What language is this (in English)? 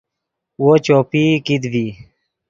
Yidgha